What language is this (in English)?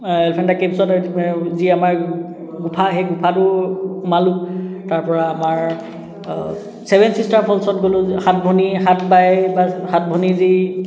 Assamese